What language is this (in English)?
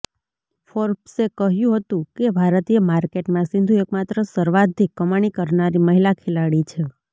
Gujarati